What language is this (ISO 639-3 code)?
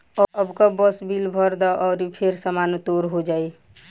bho